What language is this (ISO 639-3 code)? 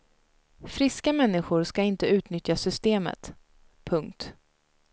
swe